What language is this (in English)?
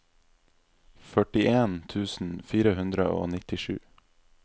Norwegian